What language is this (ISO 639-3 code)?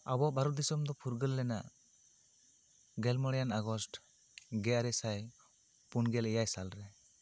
sat